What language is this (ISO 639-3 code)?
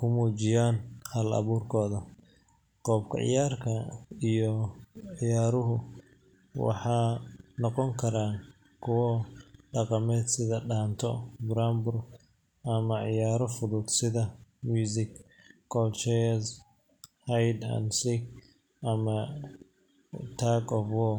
som